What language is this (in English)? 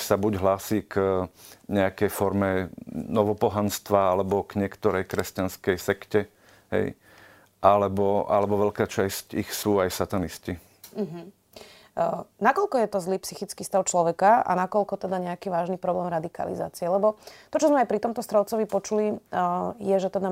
Slovak